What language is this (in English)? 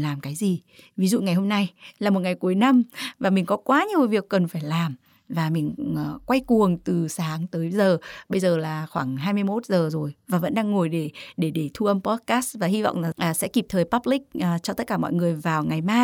Vietnamese